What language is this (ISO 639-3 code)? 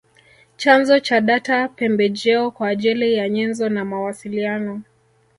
swa